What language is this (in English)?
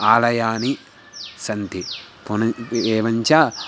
Sanskrit